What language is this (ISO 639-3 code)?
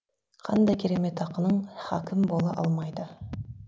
kaz